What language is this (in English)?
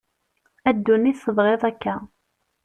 Kabyle